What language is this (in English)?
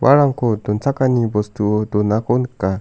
Garo